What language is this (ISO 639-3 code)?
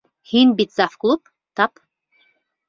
bak